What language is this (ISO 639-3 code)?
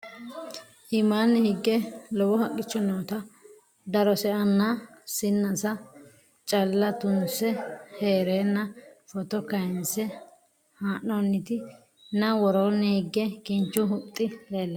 sid